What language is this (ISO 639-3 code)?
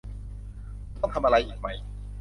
tha